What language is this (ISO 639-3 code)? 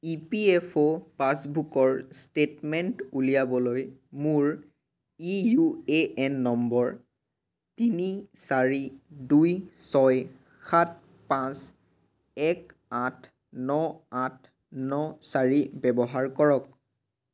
asm